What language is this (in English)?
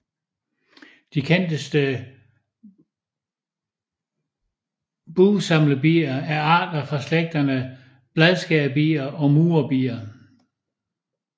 Danish